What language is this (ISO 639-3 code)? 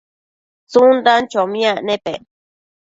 mcf